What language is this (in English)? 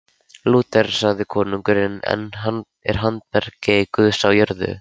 Icelandic